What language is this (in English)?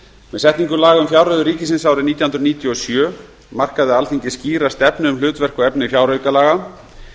Icelandic